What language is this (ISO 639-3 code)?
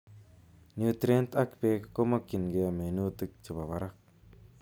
kln